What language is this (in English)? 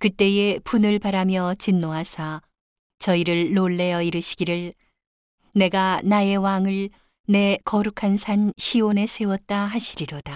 Korean